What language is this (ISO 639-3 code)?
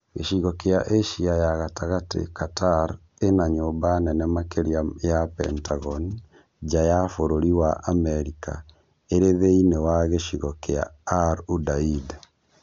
kik